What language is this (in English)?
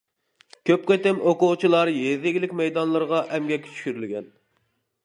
Uyghur